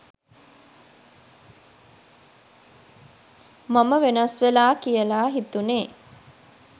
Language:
Sinhala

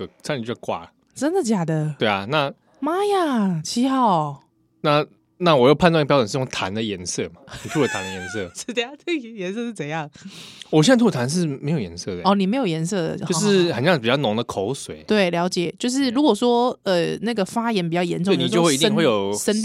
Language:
Chinese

